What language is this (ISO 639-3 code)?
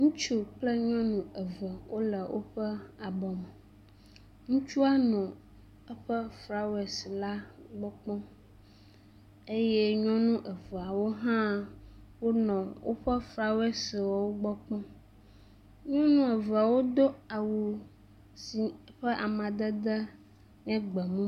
ewe